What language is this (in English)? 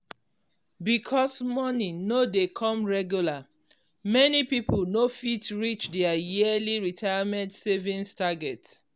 Nigerian Pidgin